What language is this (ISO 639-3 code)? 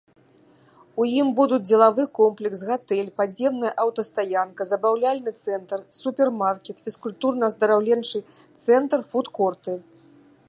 bel